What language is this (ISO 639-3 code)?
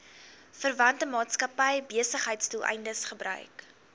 afr